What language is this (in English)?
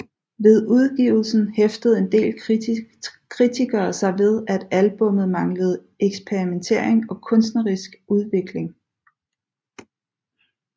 Danish